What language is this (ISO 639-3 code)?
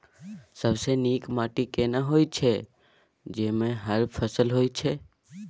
mai